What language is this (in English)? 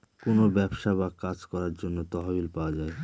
Bangla